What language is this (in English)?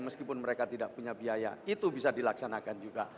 Indonesian